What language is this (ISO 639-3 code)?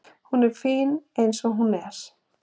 isl